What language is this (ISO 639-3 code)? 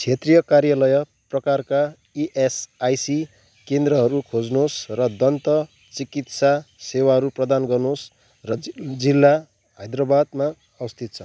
nep